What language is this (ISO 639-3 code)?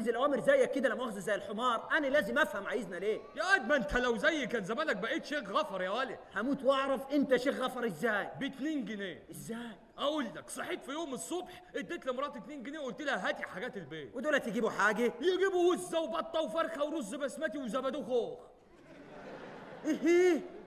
ara